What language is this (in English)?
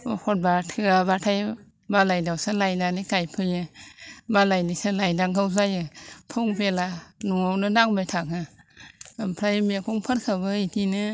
Bodo